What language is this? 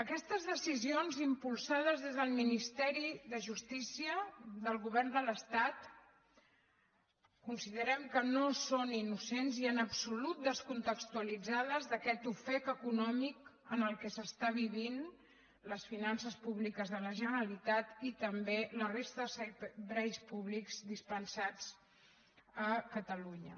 Catalan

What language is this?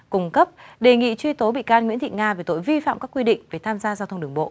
Vietnamese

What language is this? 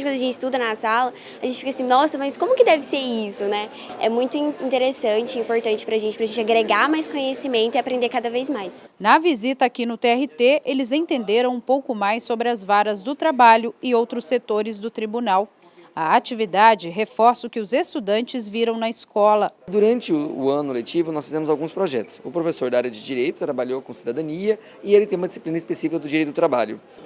Portuguese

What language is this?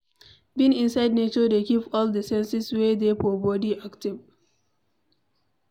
Nigerian Pidgin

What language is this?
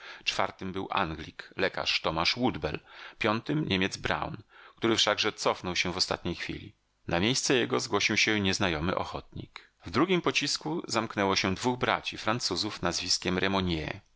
Polish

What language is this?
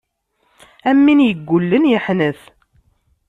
Kabyle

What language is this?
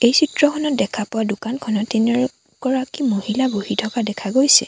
Assamese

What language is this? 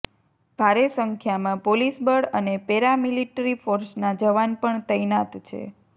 Gujarati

